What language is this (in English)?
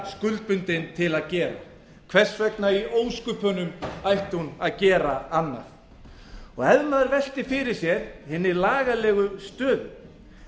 Icelandic